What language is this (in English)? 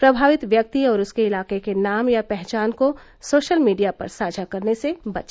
Hindi